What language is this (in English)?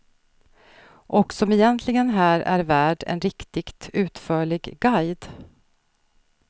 Swedish